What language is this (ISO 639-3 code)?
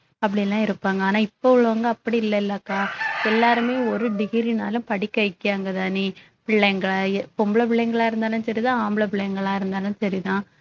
tam